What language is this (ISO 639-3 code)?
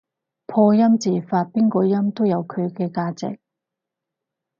yue